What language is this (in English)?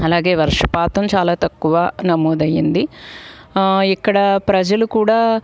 Telugu